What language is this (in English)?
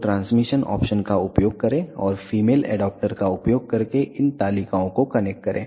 Hindi